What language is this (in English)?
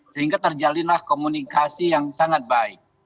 Indonesian